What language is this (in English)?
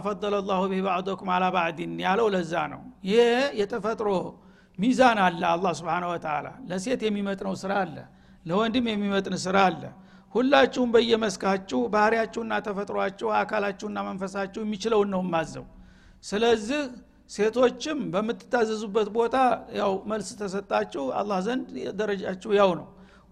Amharic